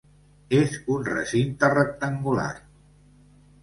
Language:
Catalan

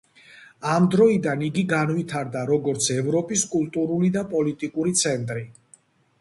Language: Georgian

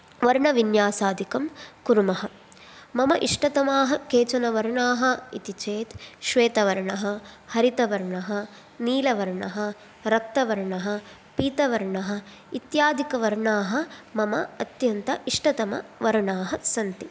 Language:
Sanskrit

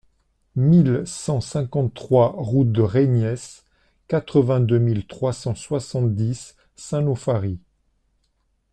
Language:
French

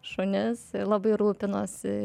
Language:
Lithuanian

